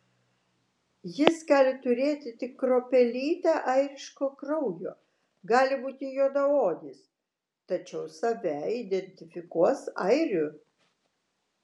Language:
Lithuanian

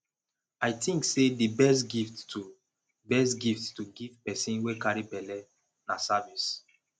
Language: Nigerian Pidgin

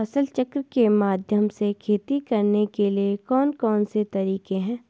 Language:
Hindi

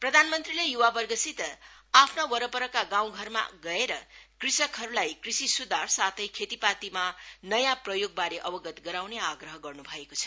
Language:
Nepali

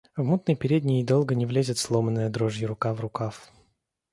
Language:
Russian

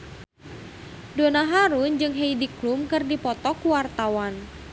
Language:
Sundanese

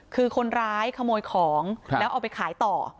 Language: Thai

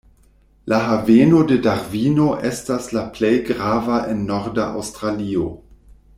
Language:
Esperanto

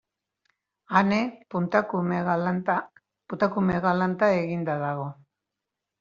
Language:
Basque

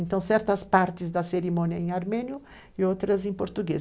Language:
Portuguese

